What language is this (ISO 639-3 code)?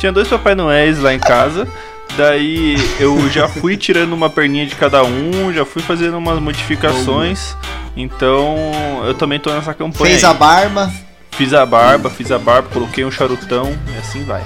por